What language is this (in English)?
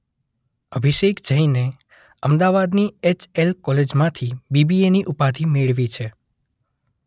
Gujarati